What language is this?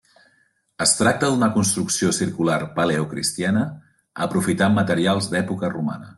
Catalan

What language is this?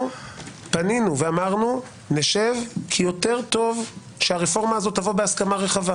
Hebrew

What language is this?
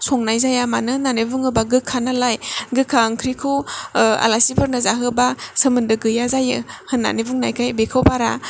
Bodo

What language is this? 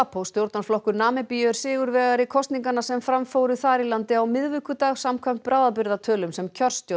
Icelandic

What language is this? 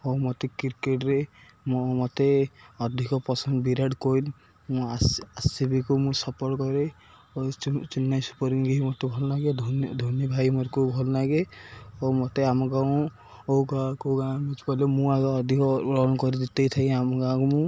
Odia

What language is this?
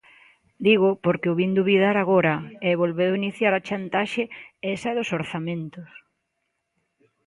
Galician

